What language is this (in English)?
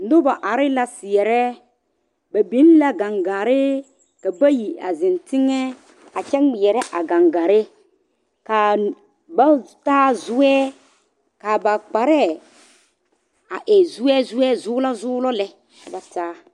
Southern Dagaare